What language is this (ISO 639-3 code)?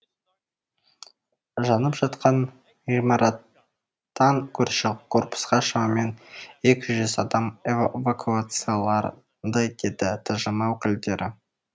kaz